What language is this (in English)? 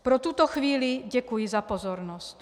Czech